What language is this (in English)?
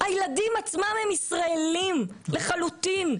Hebrew